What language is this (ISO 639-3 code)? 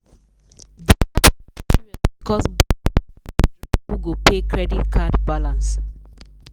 pcm